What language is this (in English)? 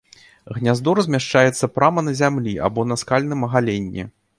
Belarusian